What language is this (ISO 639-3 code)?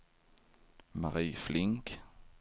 swe